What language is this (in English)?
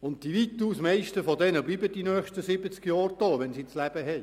Swiss German